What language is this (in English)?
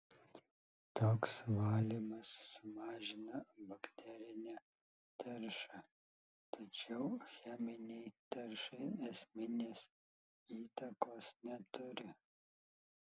Lithuanian